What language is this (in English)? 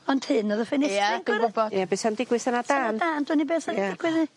Welsh